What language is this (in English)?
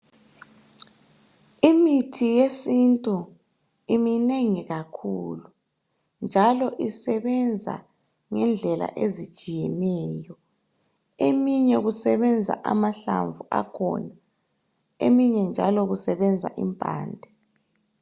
North Ndebele